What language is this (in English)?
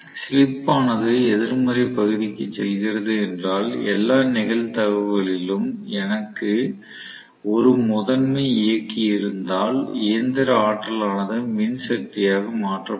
Tamil